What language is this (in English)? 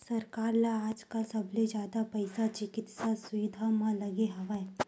Chhattisgarhi